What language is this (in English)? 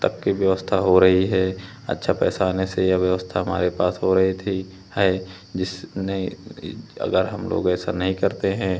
Hindi